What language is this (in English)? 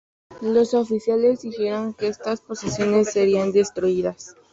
Spanish